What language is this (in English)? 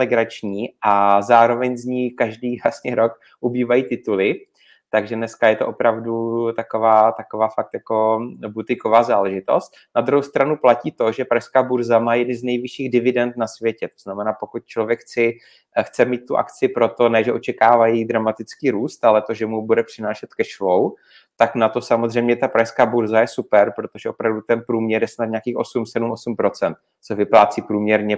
Czech